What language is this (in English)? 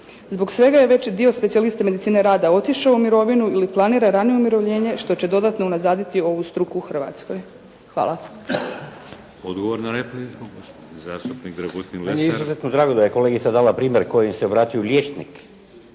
Croatian